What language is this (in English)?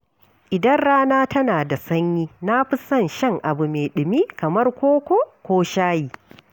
Hausa